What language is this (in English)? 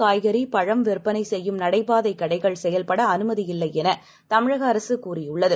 Tamil